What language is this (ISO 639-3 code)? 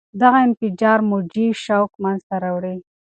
pus